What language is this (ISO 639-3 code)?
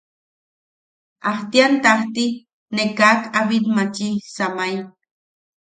yaq